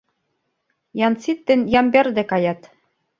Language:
Mari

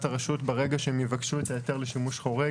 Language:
Hebrew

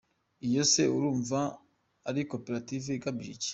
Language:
Kinyarwanda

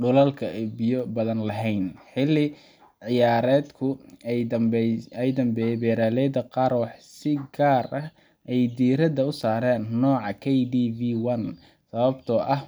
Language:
Somali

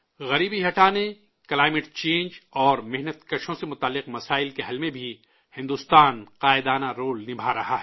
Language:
Urdu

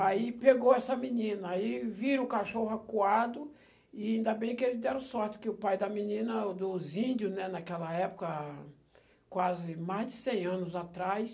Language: Portuguese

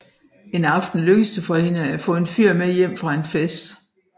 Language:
Danish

